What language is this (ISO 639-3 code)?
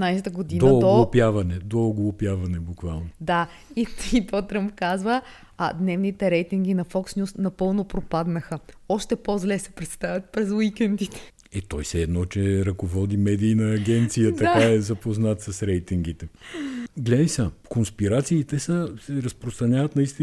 bul